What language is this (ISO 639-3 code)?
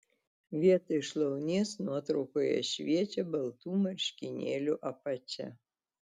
lit